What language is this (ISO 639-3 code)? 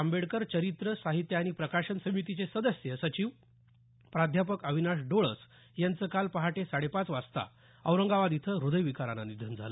mar